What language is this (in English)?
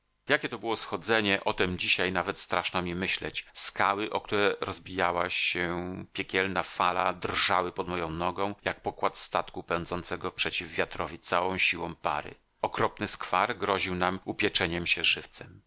Polish